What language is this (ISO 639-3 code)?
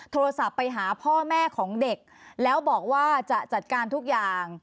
tha